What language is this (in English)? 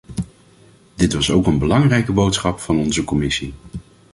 Dutch